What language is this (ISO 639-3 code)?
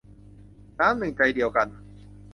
tha